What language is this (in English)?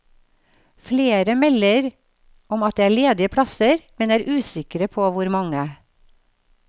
Norwegian